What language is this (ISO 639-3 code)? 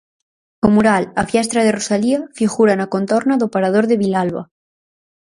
glg